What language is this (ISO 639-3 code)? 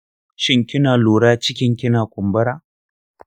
hau